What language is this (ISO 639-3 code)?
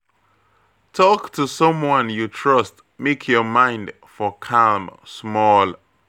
pcm